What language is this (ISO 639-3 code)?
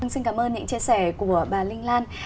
vie